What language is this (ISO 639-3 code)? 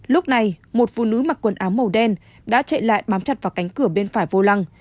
vie